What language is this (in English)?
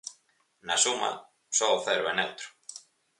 Galician